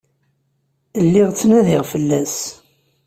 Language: Kabyle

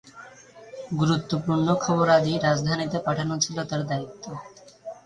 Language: Bangla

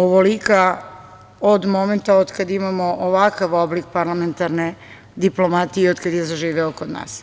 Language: Serbian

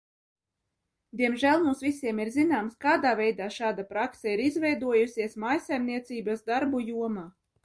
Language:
Latvian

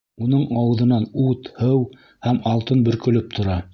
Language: Bashkir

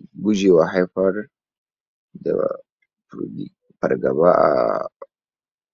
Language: Hausa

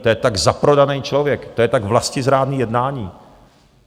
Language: Czech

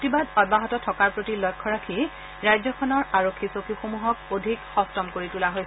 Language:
Assamese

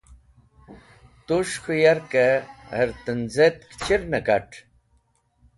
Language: Wakhi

